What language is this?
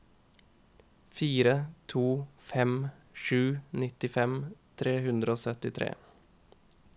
Norwegian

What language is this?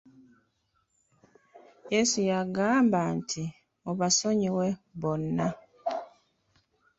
Ganda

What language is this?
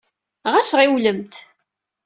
Kabyle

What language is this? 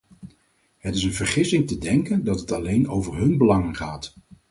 Dutch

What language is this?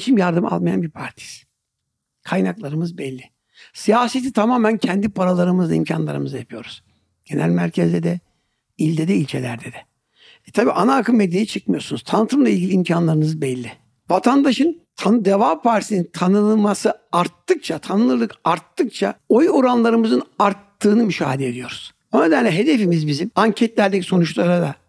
Turkish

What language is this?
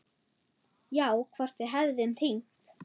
Icelandic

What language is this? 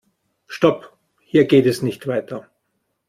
German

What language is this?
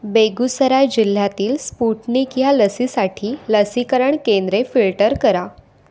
Marathi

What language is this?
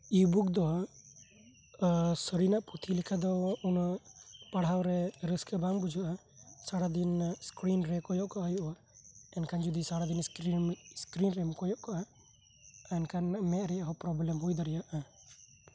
Santali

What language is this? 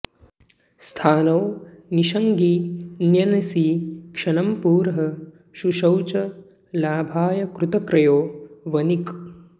Sanskrit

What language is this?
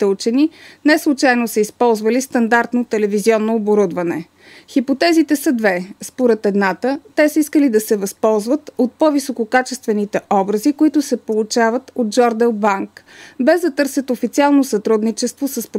Bulgarian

